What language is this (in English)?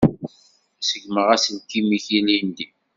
Kabyle